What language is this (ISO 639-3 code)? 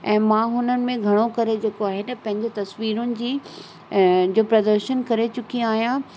snd